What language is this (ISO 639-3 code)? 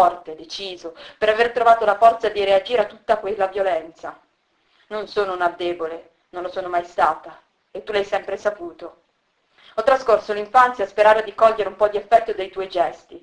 ita